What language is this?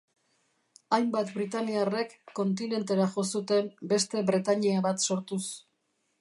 Basque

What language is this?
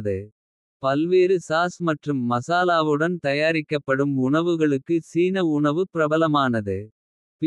Kota (India)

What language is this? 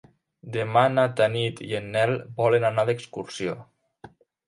Catalan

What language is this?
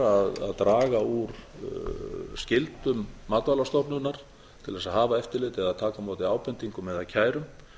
Icelandic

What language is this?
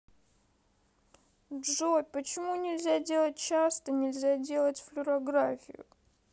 Russian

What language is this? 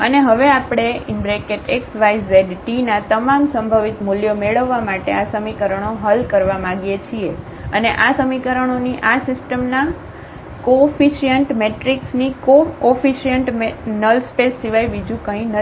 Gujarati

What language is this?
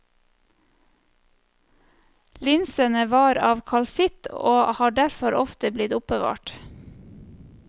Norwegian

